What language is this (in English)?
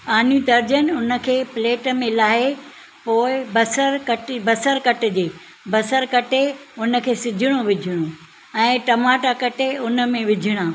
Sindhi